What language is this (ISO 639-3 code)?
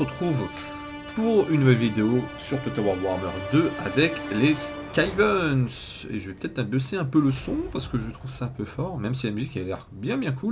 fra